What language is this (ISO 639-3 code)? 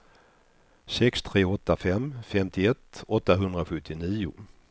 swe